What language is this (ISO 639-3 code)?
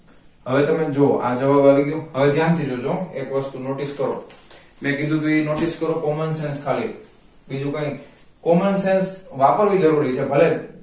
guj